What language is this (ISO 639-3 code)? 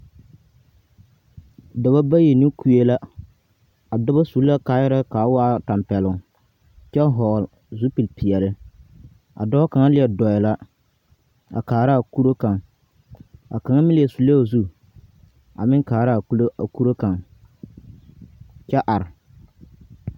dga